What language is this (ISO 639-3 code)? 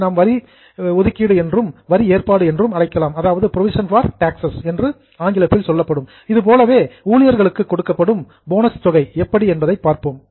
tam